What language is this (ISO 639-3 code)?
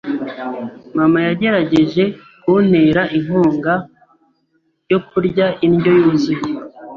kin